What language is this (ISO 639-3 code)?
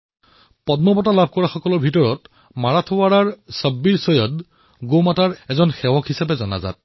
asm